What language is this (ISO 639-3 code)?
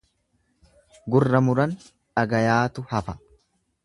orm